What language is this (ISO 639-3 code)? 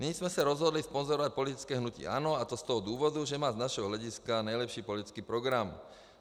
ces